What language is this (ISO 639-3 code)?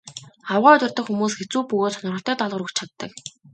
mon